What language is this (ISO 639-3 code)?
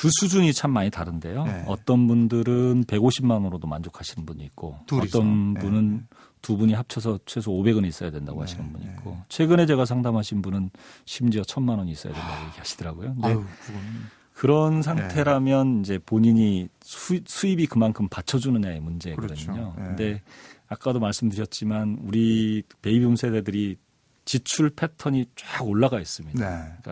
kor